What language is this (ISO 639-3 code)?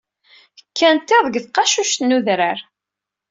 kab